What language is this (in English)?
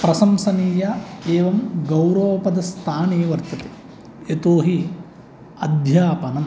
Sanskrit